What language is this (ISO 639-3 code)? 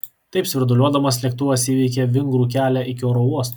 lit